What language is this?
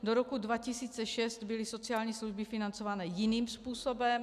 Czech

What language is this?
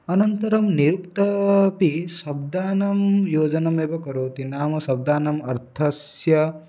Sanskrit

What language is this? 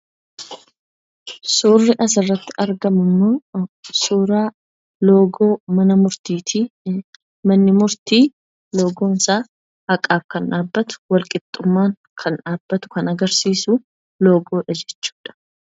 Oromo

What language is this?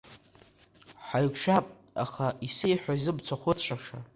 Abkhazian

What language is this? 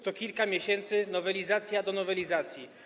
Polish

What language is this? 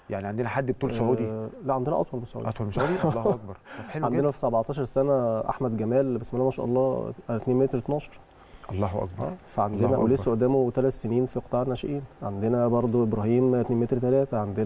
Arabic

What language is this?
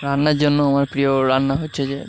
Bangla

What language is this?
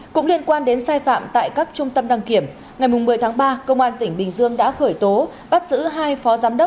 Vietnamese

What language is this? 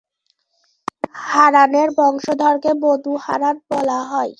Bangla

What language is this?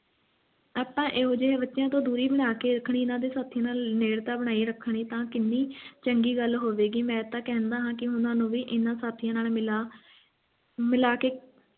Punjabi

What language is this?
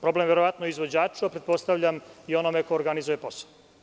Serbian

